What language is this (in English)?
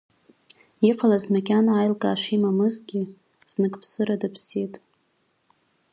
Abkhazian